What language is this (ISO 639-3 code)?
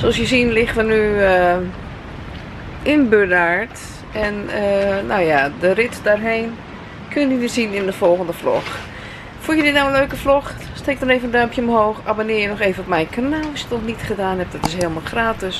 nld